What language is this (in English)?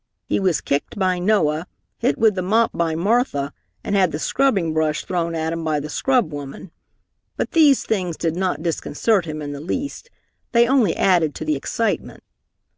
English